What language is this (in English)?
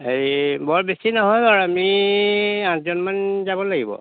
Assamese